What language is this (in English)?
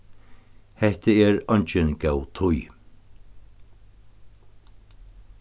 Faroese